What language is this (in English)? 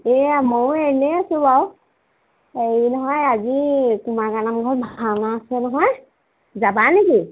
Assamese